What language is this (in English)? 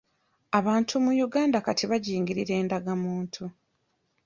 Ganda